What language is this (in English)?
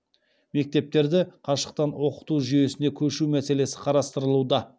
Kazakh